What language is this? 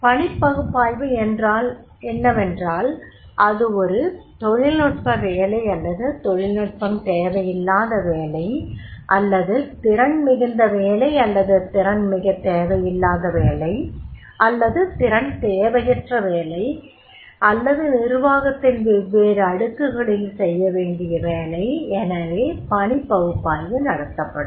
Tamil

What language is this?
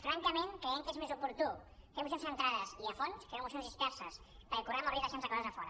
Catalan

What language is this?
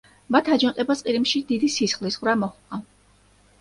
Georgian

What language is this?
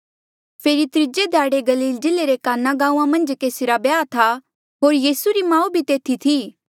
Mandeali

